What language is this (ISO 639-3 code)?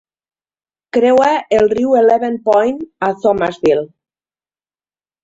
cat